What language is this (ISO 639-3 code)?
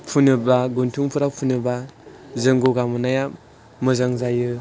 brx